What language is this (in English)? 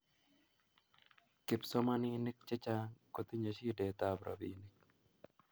Kalenjin